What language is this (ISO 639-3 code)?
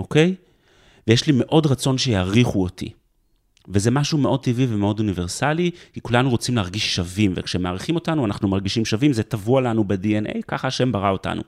heb